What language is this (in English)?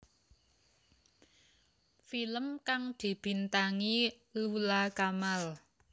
Javanese